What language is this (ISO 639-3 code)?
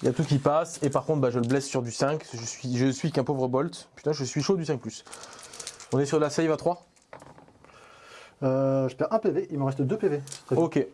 fra